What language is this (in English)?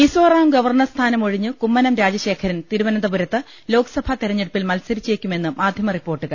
Malayalam